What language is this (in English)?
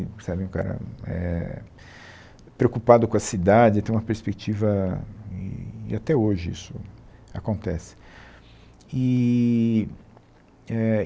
Portuguese